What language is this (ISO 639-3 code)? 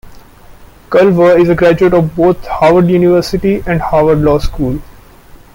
eng